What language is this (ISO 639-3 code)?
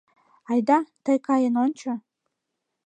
chm